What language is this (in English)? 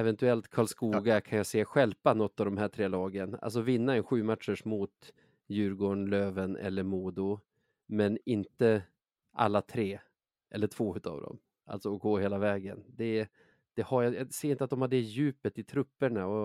Swedish